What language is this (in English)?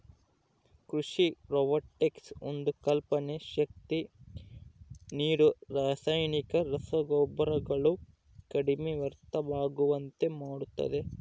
Kannada